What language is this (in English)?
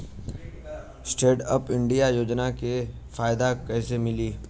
Bhojpuri